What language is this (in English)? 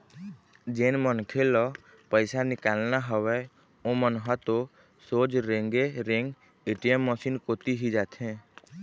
Chhattisgarhi